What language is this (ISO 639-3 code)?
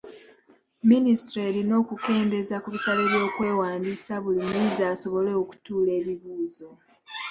lug